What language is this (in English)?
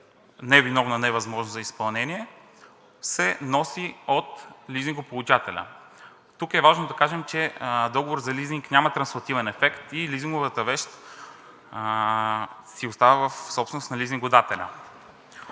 Bulgarian